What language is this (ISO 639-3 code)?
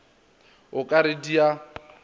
nso